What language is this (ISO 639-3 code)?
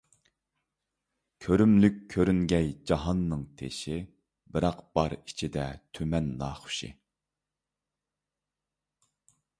uig